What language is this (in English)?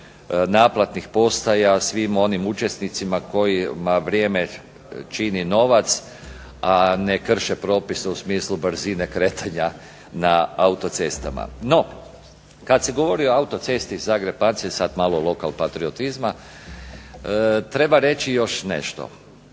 Croatian